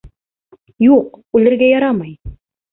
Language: Bashkir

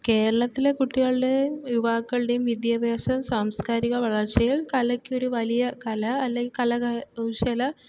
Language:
Malayalam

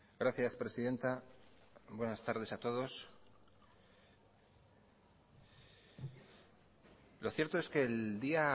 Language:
Spanish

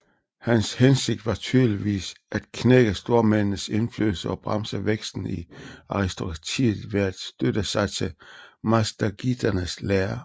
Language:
Danish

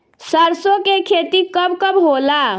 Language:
Bhojpuri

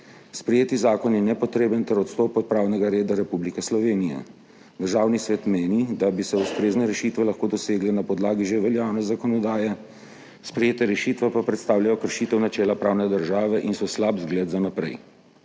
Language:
Slovenian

